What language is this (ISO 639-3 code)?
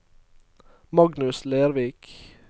nor